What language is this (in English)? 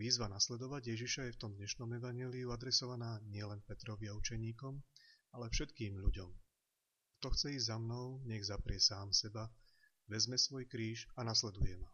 Slovak